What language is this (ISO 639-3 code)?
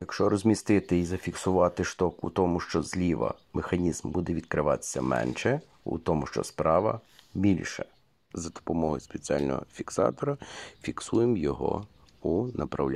ukr